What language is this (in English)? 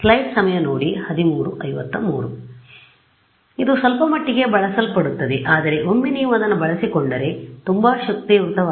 Kannada